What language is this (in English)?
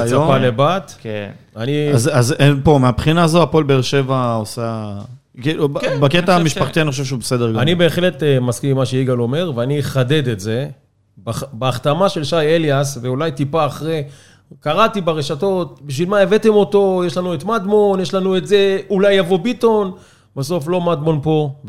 Hebrew